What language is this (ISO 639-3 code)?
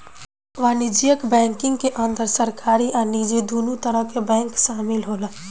bho